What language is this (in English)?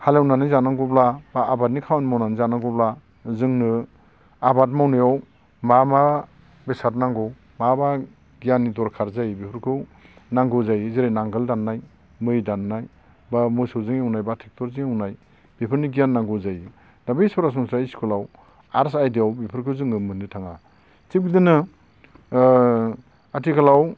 Bodo